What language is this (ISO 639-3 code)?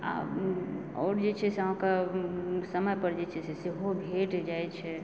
mai